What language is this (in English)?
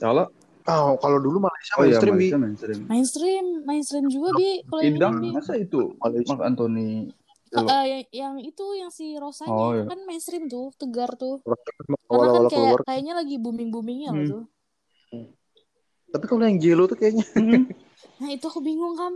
Indonesian